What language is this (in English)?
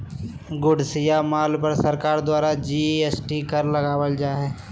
Magahi